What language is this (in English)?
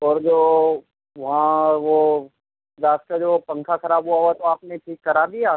Urdu